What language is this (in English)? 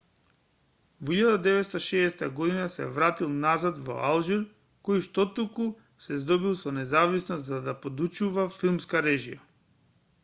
Macedonian